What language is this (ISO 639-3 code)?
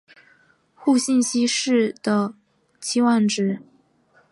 zho